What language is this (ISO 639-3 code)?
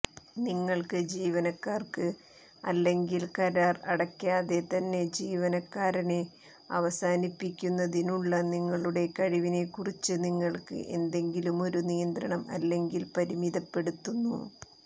mal